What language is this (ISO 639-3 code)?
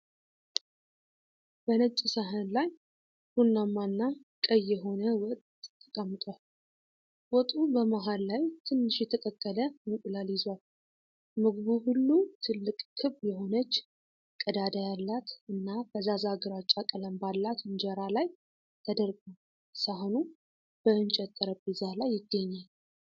amh